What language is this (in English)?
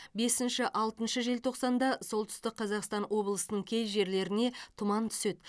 Kazakh